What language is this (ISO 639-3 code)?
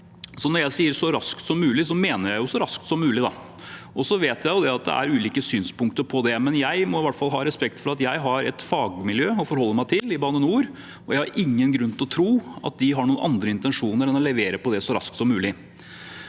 nor